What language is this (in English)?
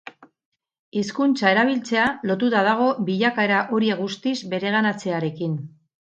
Basque